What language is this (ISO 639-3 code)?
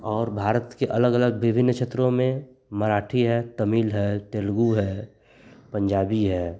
hin